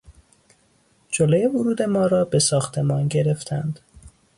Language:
Persian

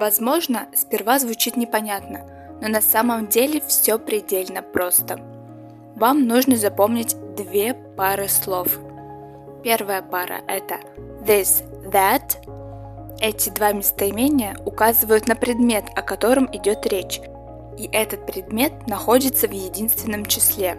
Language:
Russian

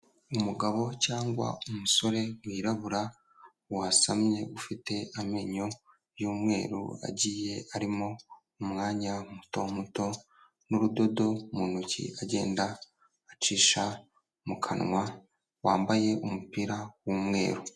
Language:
Kinyarwanda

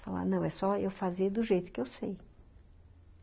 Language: Portuguese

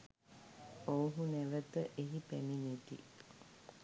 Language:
Sinhala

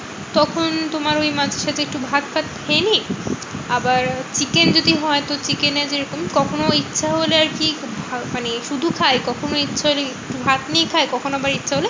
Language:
Bangla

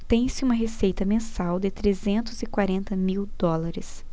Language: Portuguese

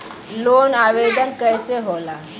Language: Bhojpuri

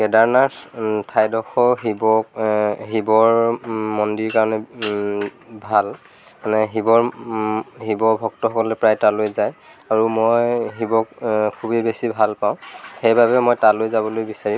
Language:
Assamese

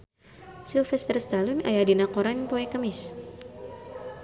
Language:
Sundanese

